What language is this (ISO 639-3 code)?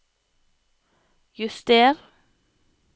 nor